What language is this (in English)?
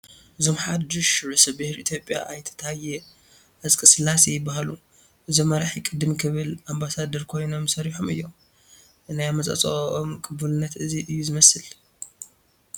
Tigrinya